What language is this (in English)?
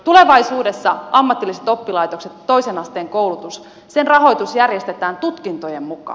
Finnish